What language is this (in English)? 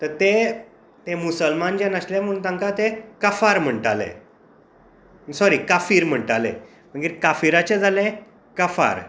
Konkani